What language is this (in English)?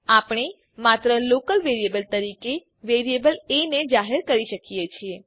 Gujarati